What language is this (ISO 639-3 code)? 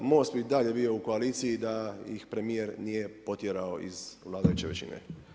hrv